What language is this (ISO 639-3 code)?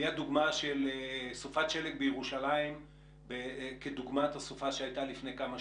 heb